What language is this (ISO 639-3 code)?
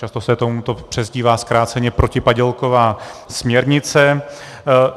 ces